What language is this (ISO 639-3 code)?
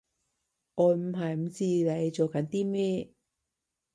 yue